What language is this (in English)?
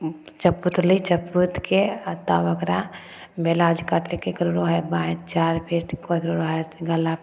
Maithili